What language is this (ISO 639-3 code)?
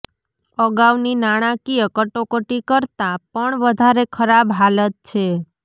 guj